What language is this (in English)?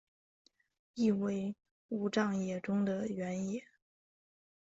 Chinese